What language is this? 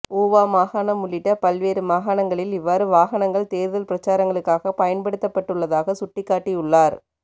Tamil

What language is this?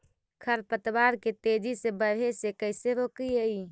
Magahi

